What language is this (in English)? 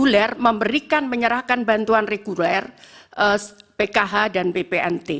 Indonesian